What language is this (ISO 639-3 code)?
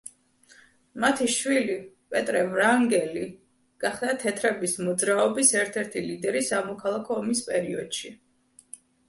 kat